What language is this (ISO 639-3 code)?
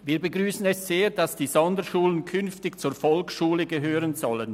gsw